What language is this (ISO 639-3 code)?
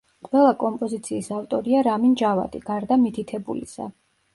kat